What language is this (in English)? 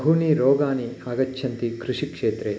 Sanskrit